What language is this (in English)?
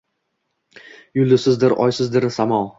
Uzbek